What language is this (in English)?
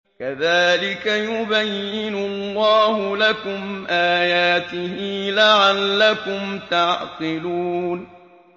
Arabic